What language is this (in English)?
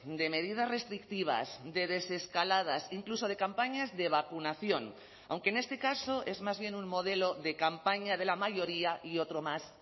Spanish